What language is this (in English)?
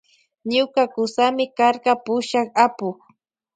Loja Highland Quichua